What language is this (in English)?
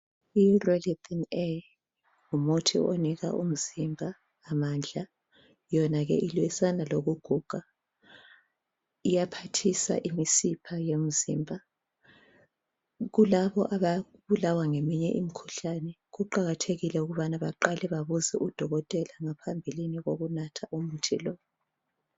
North Ndebele